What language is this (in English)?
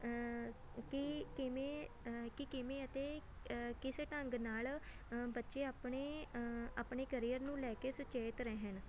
Punjabi